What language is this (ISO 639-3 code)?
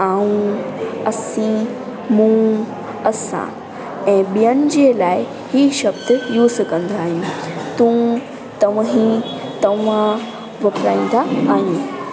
snd